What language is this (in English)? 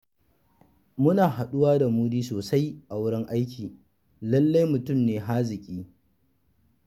Hausa